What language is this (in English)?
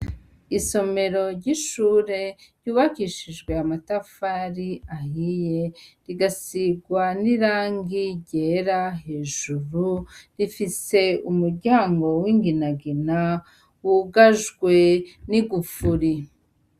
Rundi